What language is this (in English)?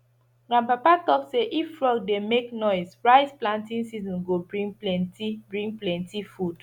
Nigerian Pidgin